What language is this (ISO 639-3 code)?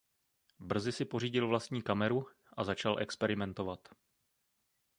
ces